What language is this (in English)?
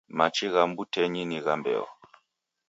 Taita